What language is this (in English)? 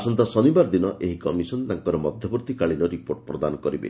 Odia